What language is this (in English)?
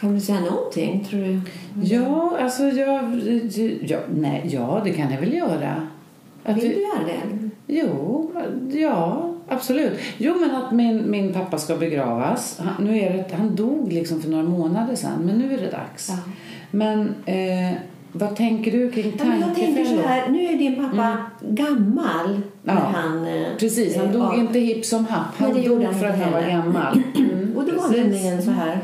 Swedish